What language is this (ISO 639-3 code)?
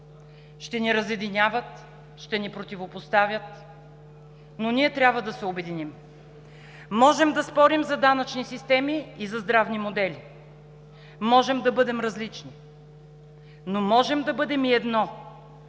bul